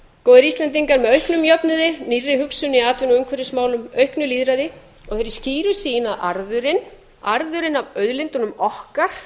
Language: Icelandic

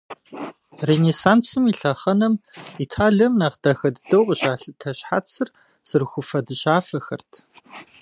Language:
Kabardian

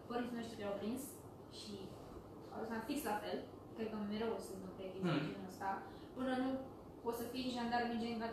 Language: Romanian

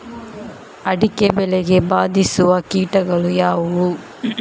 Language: Kannada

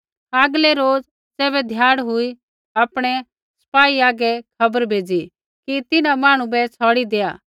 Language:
Kullu Pahari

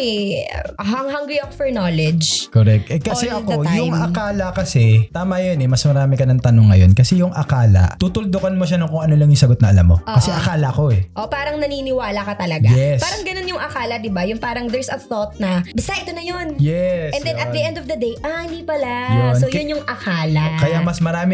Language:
Filipino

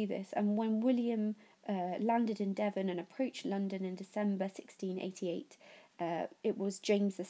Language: English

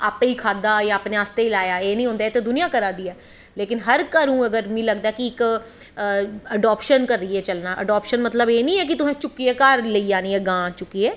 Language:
Dogri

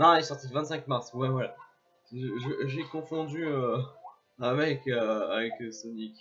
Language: French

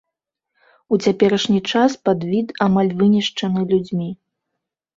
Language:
Belarusian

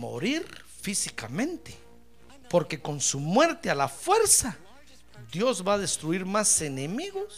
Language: Spanish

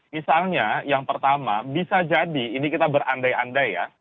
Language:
Indonesian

